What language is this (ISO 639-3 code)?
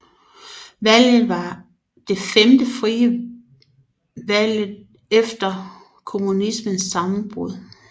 dan